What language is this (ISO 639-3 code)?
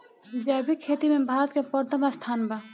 bho